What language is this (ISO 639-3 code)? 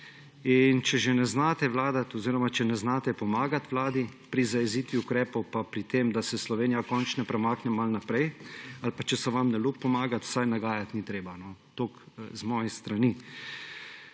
slv